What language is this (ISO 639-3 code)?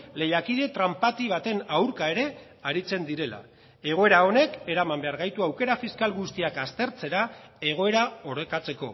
eus